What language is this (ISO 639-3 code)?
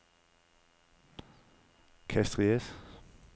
dan